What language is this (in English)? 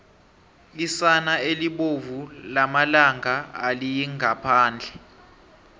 South Ndebele